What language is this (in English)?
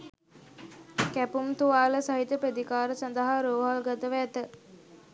Sinhala